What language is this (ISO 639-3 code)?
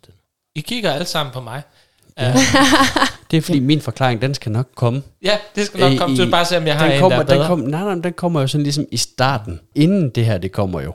dan